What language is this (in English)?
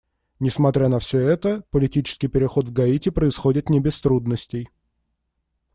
Russian